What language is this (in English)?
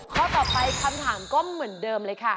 Thai